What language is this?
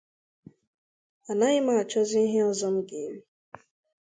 Igbo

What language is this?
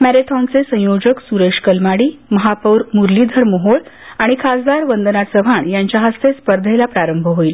Marathi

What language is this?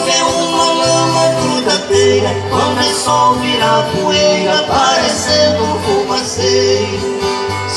Portuguese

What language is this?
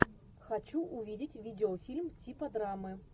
Russian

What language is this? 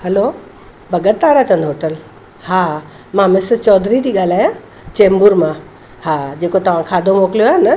Sindhi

